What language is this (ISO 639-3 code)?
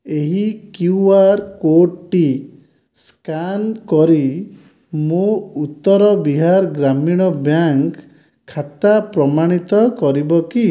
ori